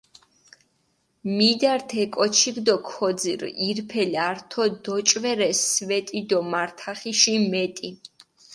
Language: Mingrelian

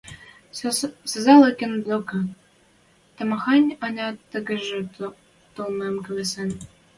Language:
Western Mari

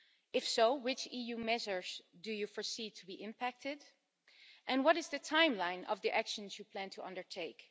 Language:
English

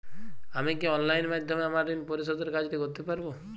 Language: Bangla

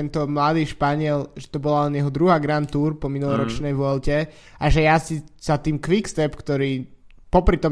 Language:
Slovak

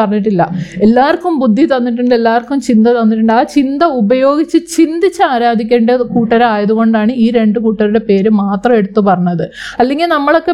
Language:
Malayalam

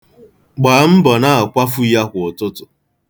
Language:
Igbo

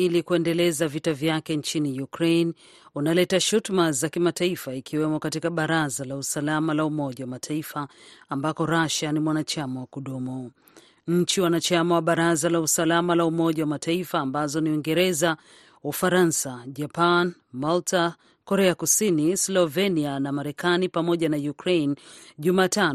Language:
Swahili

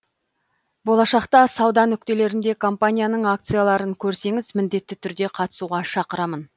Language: Kazakh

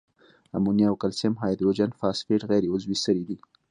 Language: Pashto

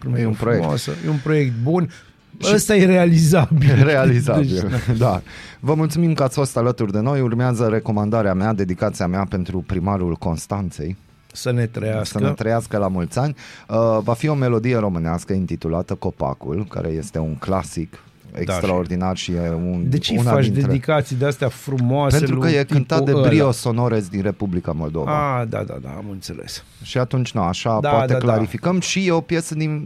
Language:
Romanian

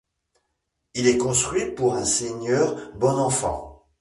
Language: French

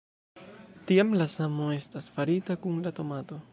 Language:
Esperanto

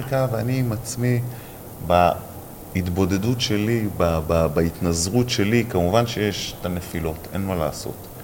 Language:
Hebrew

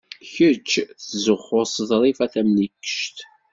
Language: Kabyle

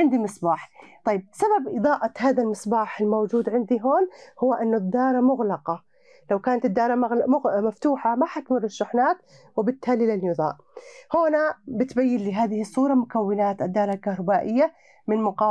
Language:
Arabic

